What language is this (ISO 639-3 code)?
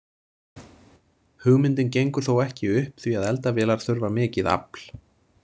isl